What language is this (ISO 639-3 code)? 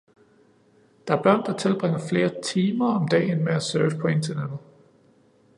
dan